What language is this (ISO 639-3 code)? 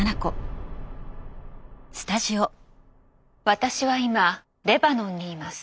jpn